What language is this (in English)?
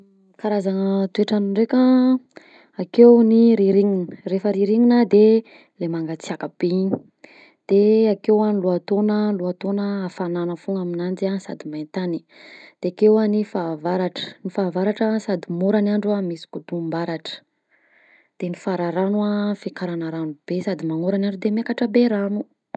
Southern Betsimisaraka Malagasy